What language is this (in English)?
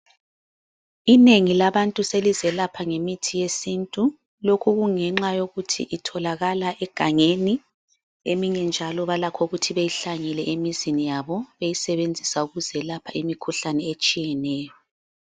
North Ndebele